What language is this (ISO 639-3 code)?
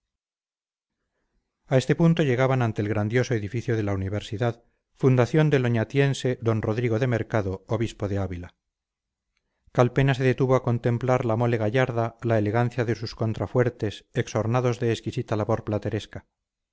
spa